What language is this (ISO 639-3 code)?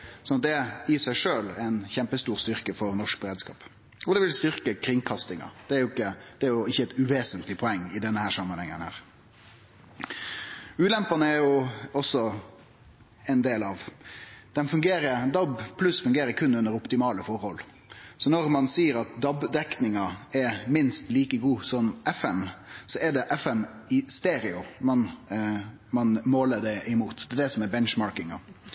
nno